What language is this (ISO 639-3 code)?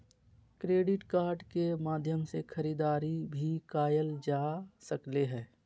mag